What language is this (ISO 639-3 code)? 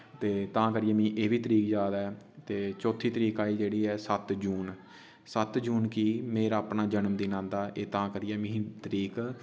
doi